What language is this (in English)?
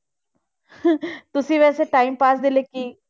Punjabi